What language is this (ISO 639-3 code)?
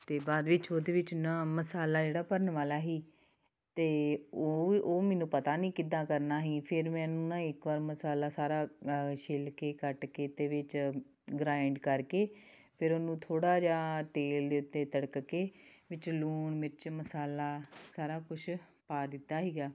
pan